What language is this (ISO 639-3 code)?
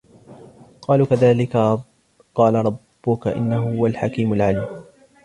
ara